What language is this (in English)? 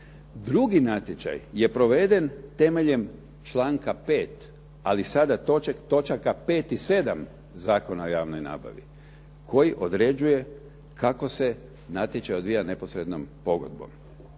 Croatian